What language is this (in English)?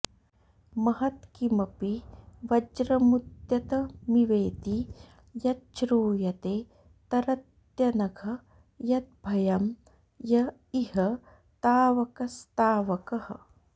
Sanskrit